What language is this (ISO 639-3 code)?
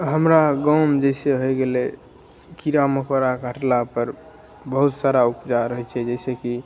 mai